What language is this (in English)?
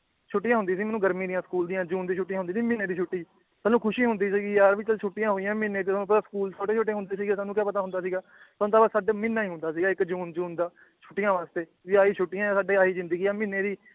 Punjabi